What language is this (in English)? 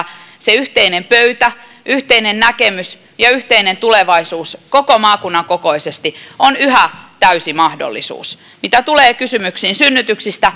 Finnish